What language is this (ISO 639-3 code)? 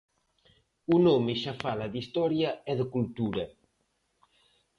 glg